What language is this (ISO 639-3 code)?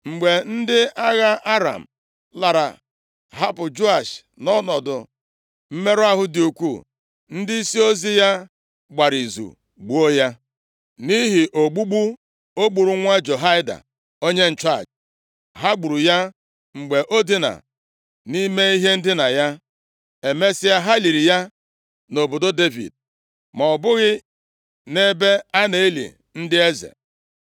ibo